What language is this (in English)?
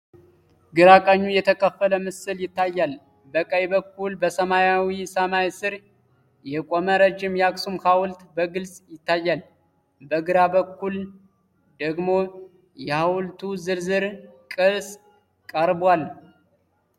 Amharic